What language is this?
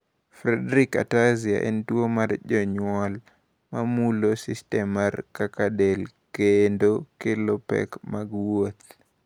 Luo (Kenya and Tanzania)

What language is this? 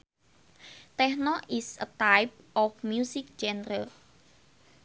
Sundanese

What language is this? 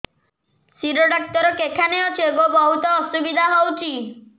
Odia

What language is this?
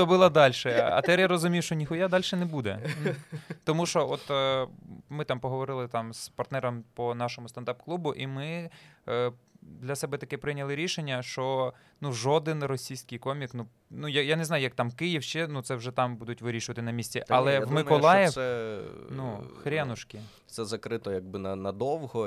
Ukrainian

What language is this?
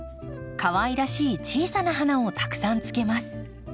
Japanese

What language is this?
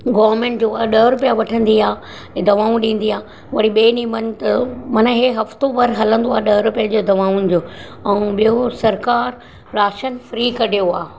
Sindhi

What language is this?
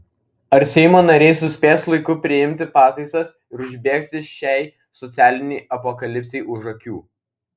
Lithuanian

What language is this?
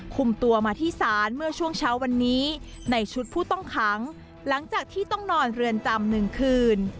Thai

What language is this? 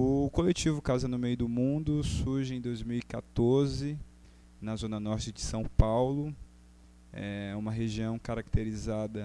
Portuguese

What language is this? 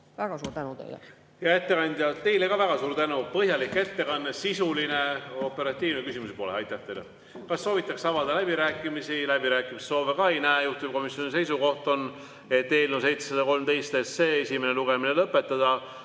Estonian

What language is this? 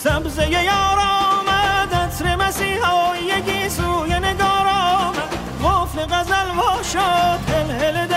Persian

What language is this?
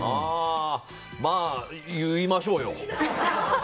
Japanese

